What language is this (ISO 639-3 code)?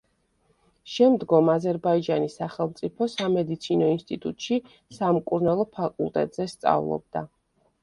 kat